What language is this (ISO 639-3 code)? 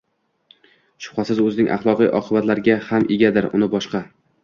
uzb